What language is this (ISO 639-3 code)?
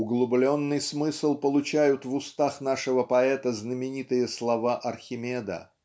rus